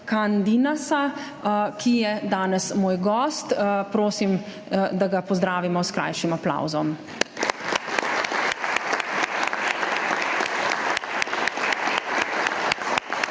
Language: Slovenian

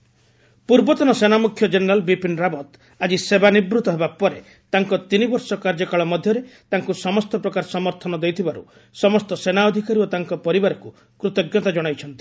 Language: Odia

